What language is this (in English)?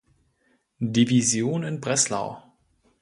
German